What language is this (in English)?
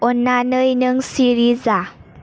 Bodo